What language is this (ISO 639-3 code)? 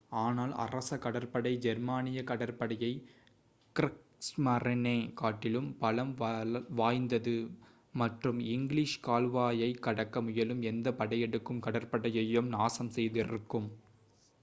tam